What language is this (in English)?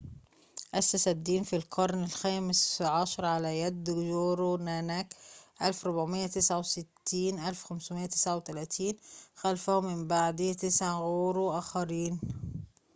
Arabic